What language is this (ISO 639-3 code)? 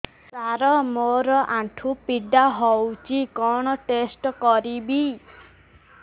ori